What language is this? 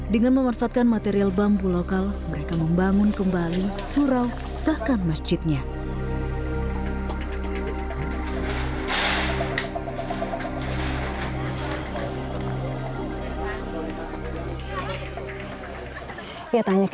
Indonesian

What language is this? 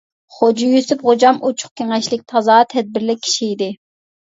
Uyghur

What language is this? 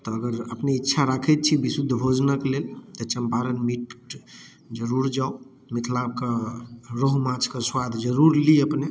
Maithili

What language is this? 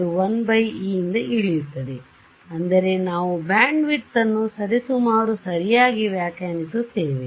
Kannada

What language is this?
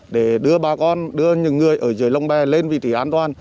Vietnamese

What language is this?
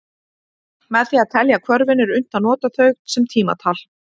Icelandic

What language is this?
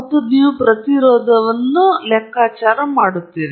Kannada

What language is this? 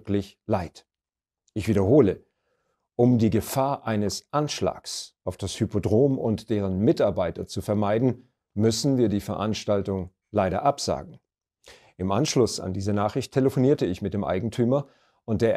German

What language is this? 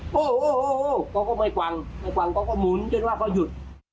Thai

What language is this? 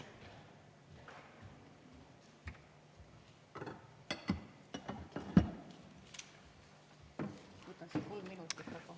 Estonian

